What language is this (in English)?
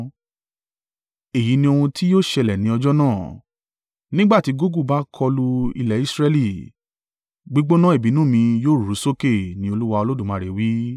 Yoruba